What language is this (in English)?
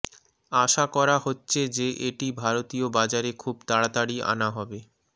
Bangla